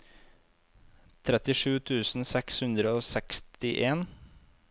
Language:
Norwegian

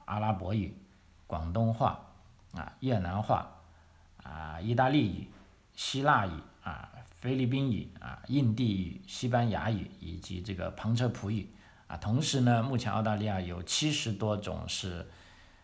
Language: Chinese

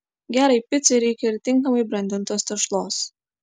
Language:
Lithuanian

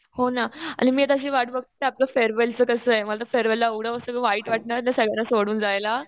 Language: Marathi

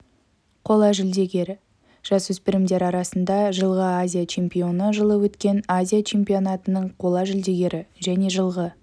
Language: Kazakh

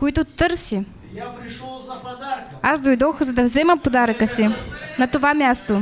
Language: Russian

